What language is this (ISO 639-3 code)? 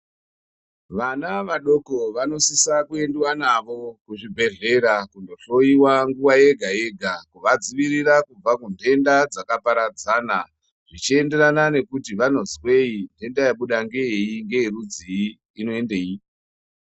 ndc